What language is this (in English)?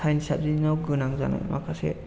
Bodo